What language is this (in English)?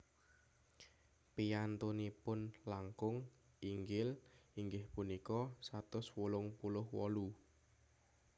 Javanese